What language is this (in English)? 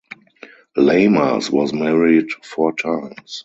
English